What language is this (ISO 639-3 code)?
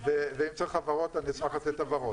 heb